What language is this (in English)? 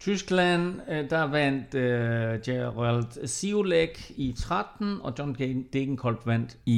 Danish